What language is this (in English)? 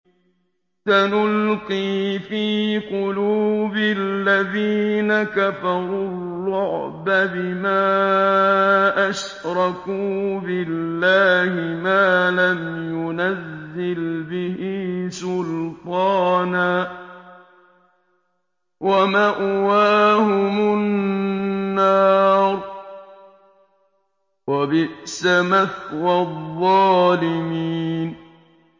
Arabic